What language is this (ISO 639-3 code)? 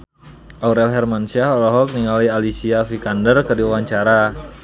sun